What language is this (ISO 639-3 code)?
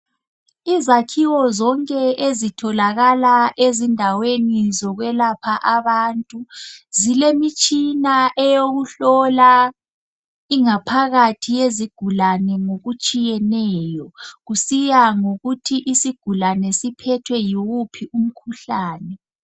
nde